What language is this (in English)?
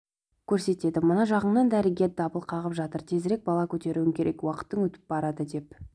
Kazakh